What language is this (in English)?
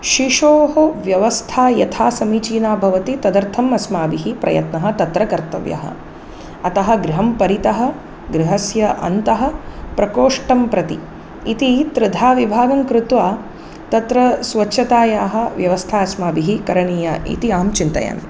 Sanskrit